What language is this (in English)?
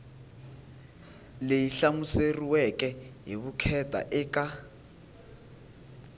Tsonga